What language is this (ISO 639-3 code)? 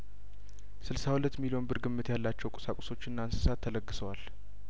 amh